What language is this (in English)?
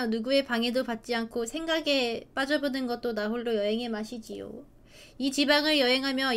Korean